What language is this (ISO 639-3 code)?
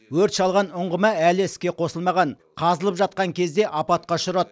kaz